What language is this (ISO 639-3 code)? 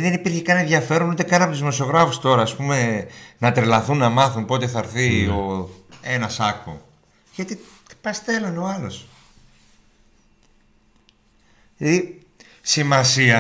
ell